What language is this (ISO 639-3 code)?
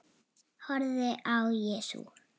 isl